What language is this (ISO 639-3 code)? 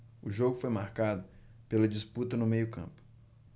por